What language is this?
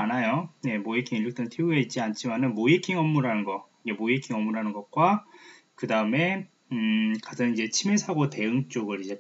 Korean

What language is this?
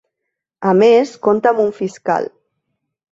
Catalan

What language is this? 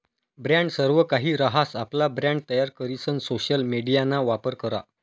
Marathi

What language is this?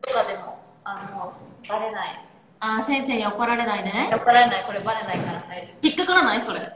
Japanese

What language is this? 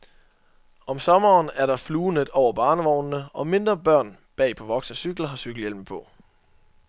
Danish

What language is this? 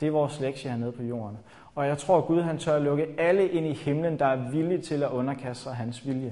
Danish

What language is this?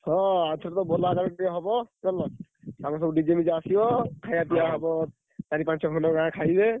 Odia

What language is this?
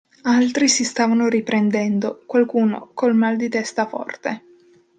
Italian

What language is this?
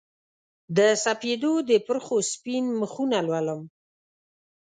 Pashto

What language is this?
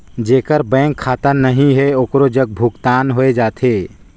Chhattisgarhi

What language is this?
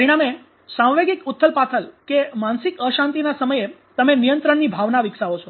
Gujarati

